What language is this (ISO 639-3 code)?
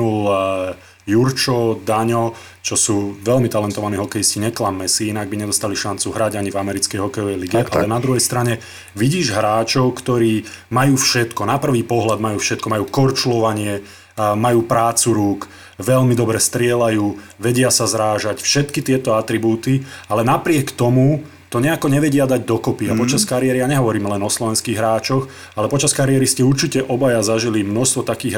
slk